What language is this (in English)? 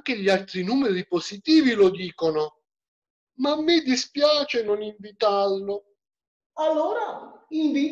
Italian